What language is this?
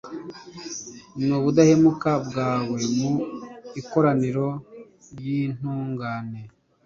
Kinyarwanda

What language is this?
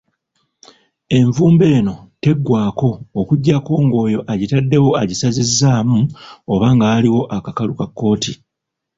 Ganda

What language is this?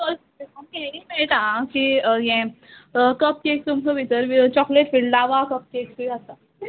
Konkani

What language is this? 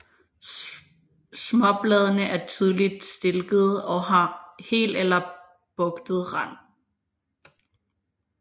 Danish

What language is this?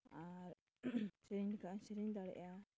Santali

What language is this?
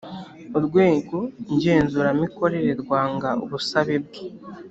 Kinyarwanda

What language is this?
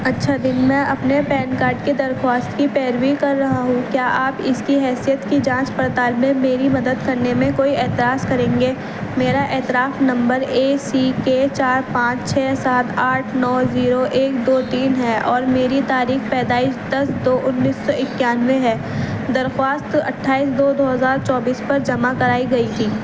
Urdu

